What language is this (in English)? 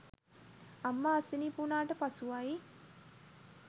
Sinhala